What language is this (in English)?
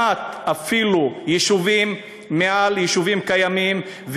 Hebrew